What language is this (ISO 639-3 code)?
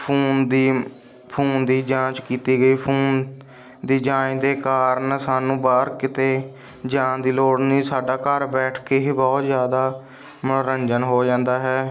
pan